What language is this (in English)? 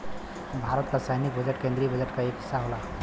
Bhojpuri